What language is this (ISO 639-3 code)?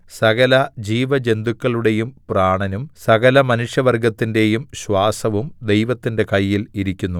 mal